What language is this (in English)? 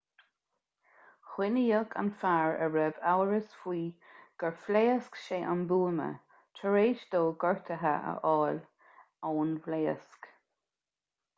Irish